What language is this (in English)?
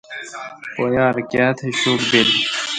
Kalkoti